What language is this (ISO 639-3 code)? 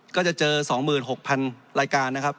tha